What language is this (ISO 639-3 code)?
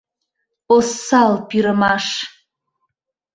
chm